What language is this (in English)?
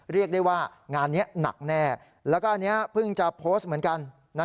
Thai